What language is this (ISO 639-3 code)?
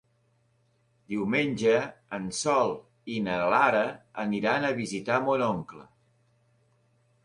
cat